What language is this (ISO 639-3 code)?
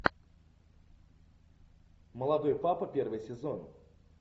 rus